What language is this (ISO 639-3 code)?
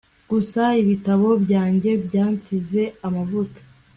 kin